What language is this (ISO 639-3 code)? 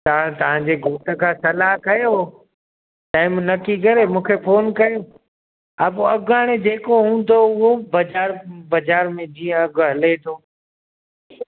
snd